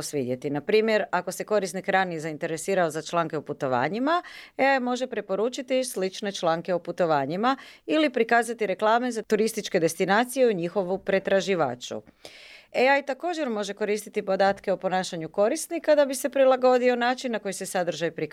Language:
Croatian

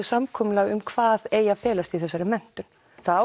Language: Icelandic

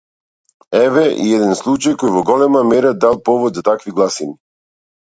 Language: Macedonian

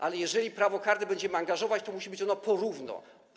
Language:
Polish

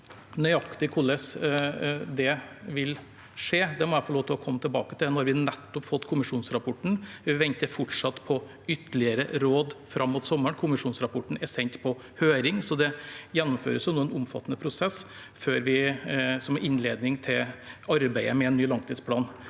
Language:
Norwegian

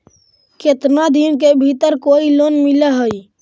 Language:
Magahi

